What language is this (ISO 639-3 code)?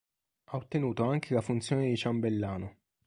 ita